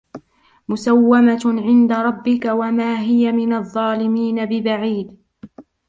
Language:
Arabic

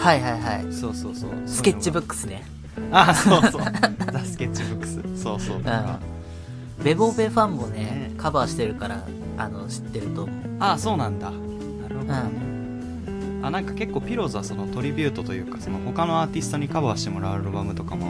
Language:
Japanese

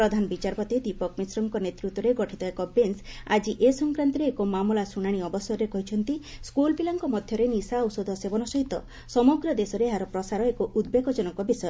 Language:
Odia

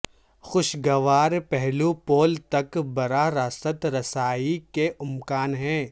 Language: Urdu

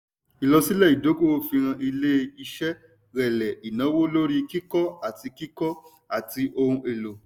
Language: Yoruba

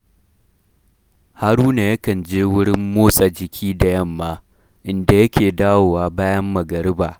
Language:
Hausa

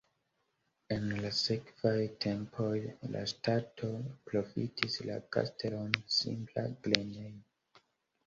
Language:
Esperanto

